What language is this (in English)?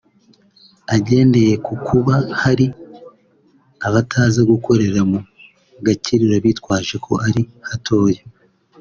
Kinyarwanda